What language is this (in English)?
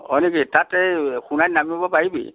Assamese